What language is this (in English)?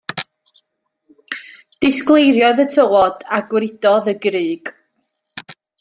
Welsh